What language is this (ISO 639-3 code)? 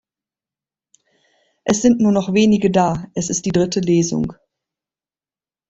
deu